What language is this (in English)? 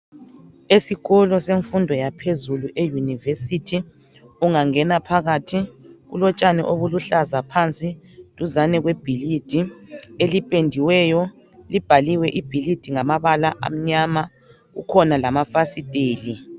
North Ndebele